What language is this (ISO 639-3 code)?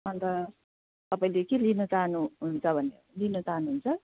nep